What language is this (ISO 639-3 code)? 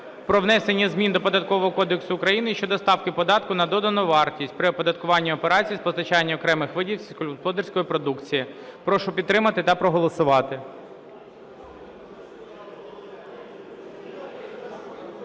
ukr